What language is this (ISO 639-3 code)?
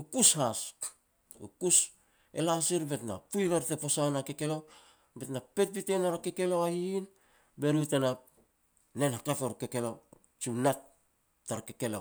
pex